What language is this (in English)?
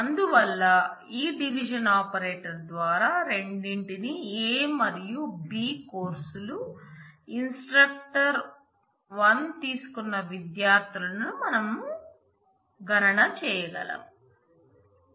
Telugu